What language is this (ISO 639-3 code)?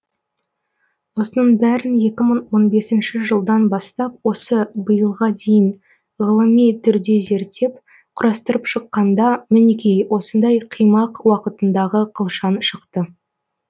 kaz